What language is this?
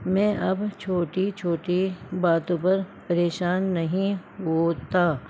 Urdu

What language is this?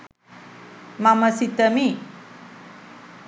Sinhala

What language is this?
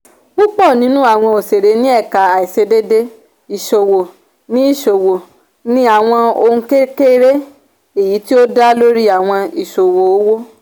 Yoruba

